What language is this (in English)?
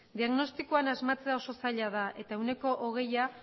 Basque